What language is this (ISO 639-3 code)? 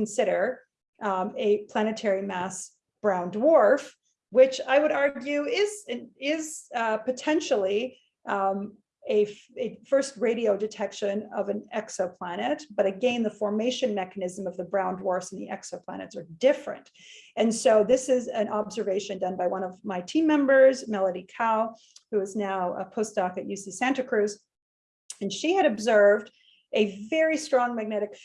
eng